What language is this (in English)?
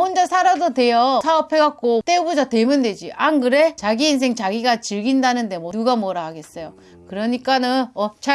Korean